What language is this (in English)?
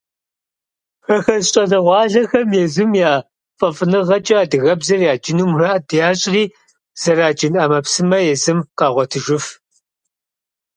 Kabardian